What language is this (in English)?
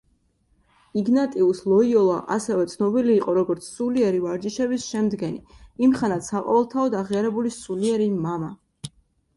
Georgian